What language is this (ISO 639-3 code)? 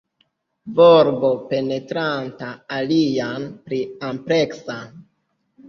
epo